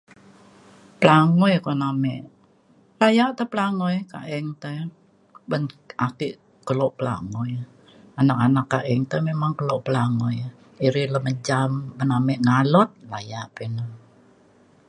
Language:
Mainstream Kenyah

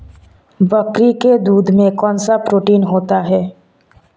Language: Hindi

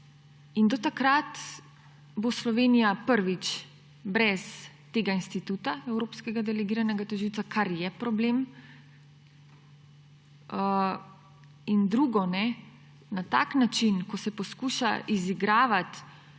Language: Slovenian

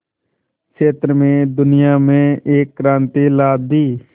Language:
Hindi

